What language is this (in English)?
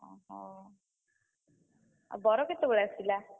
Odia